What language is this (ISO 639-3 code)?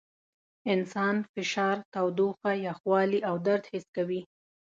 pus